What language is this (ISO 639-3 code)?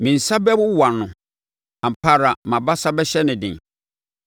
aka